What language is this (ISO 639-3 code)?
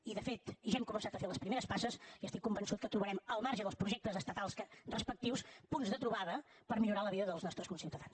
cat